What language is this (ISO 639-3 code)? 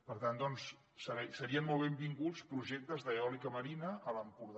cat